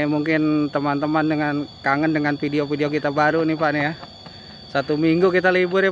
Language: Indonesian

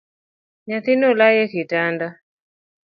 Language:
Luo (Kenya and Tanzania)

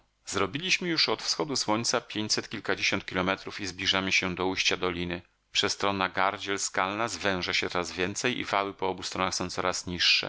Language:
Polish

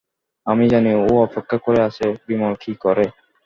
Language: Bangla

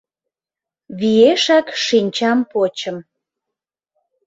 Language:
Mari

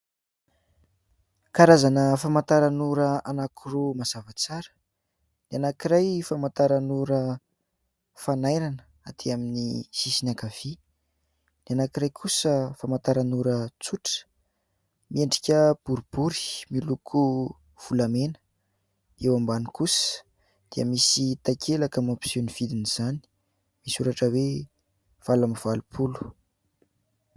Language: Malagasy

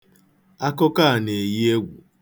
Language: Igbo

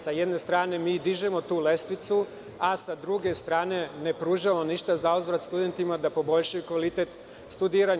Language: Serbian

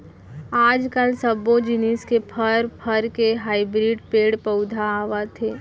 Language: Chhattisgarhi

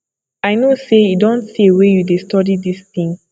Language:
Nigerian Pidgin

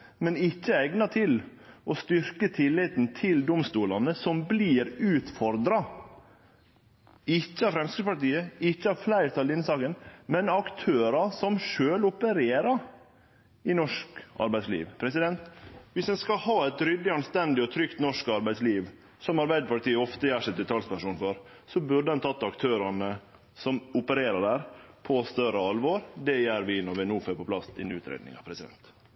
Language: Norwegian Nynorsk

